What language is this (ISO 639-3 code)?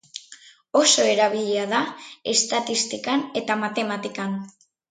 eus